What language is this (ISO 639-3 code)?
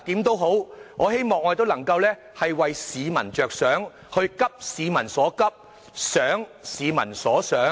yue